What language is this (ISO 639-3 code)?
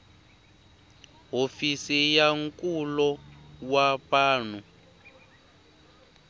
tso